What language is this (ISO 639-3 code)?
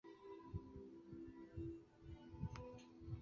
zho